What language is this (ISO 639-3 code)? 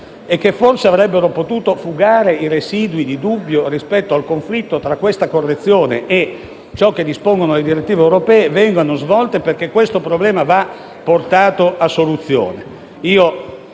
ita